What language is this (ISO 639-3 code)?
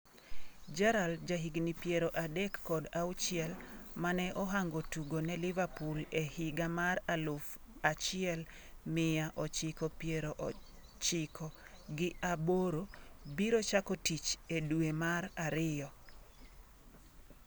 luo